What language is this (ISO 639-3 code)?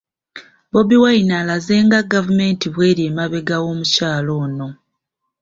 lug